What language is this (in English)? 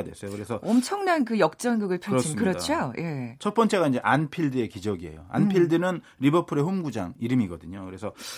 Korean